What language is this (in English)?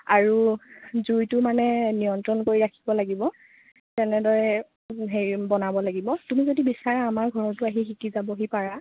Assamese